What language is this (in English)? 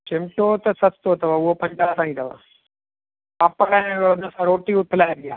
Sindhi